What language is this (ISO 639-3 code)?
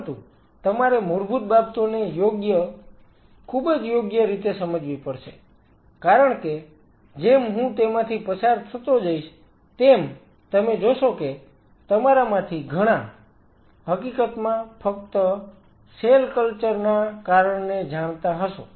guj